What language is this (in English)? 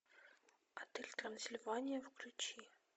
Russian